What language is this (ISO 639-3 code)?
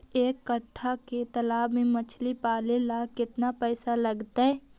mag